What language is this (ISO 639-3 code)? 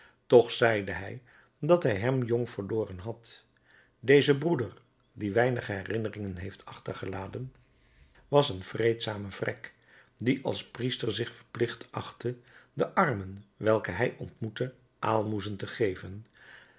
nld